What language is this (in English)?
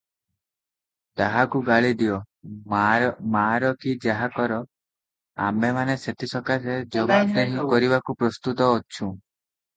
Odia